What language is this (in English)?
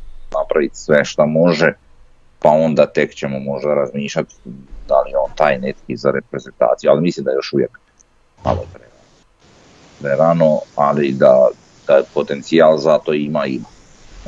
Croatian